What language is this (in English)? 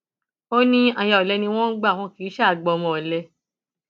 Yoruba